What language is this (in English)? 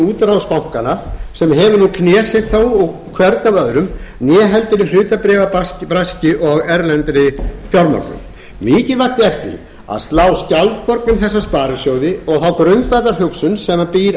Icelandic